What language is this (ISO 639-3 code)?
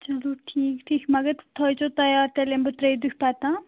kas